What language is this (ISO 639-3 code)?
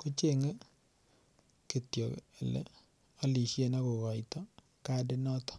kln